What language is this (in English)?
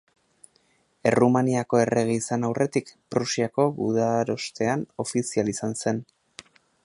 Basque